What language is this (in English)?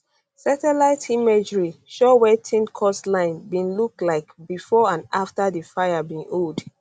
Nigerian Pidgin